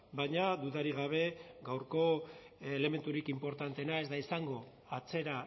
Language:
Basque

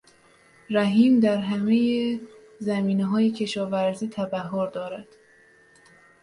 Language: Persian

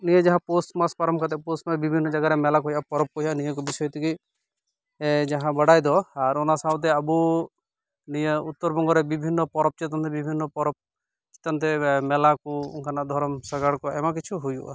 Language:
Santali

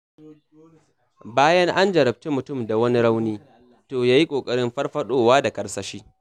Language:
Hausa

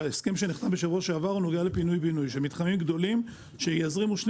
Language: Hebrew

